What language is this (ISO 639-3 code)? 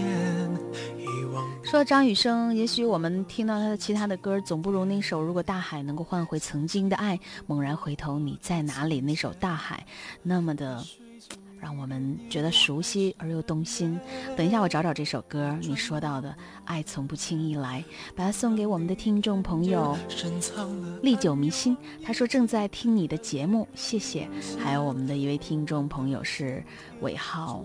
zho